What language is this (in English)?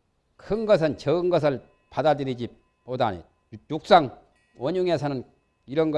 Korean